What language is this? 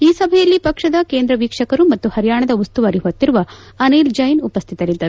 Kannada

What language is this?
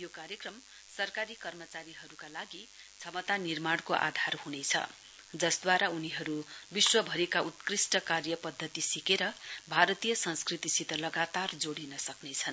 Nepali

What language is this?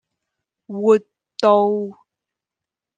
Cantonese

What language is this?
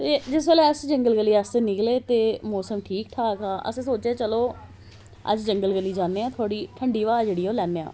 Dogri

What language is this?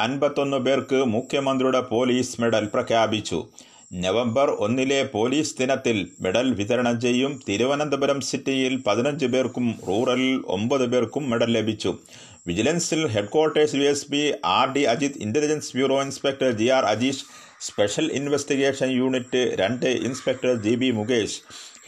Malayalam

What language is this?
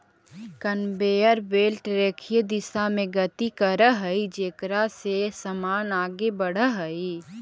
Magahi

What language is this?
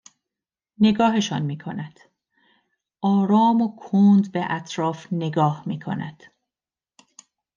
Persian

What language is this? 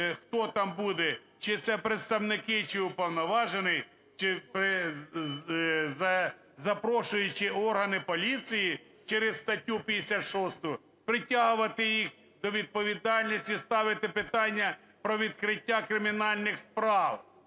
Ukrainian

